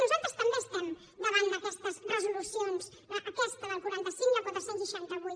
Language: Catalan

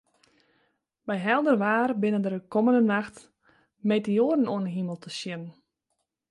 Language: Western Frisian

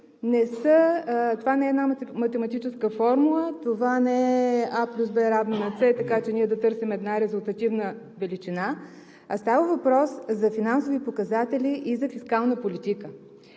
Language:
Bulgarian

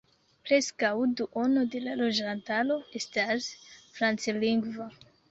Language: Esperanto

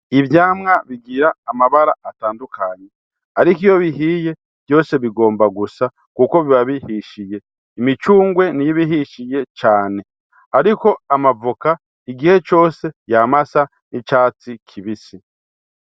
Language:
Rundi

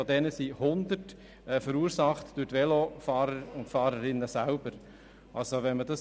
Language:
Swiss German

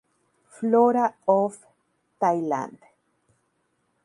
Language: Spanish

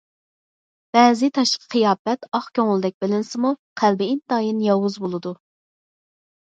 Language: Uyghur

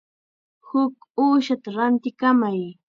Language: Chiquián Ancash Quechua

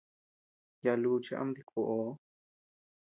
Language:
Tepeuxila Cuicatec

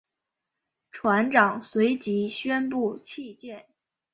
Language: Chinese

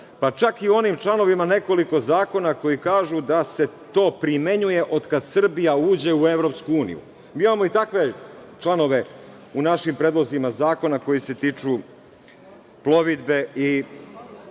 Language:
Serbian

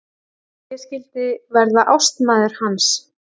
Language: Icelandic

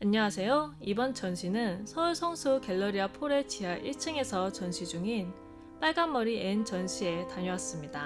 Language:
Korean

